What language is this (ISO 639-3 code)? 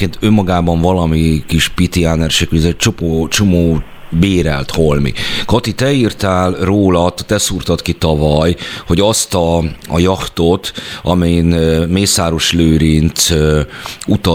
hun